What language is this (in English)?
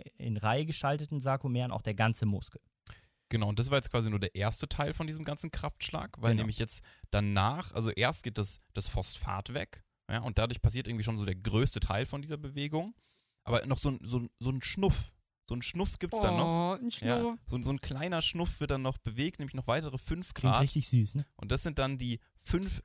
German